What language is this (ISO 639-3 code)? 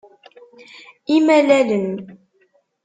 kab